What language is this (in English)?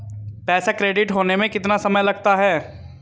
Hindi